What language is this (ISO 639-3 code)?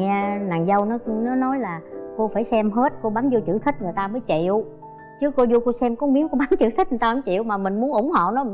vie